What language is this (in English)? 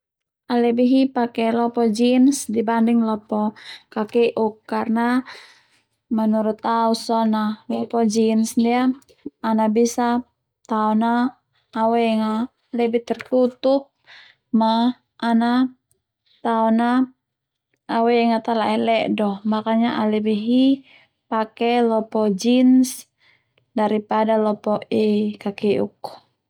Termanu